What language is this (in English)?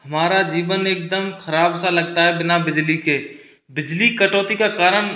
Hindi